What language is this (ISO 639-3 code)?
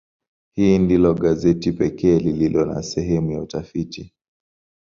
swa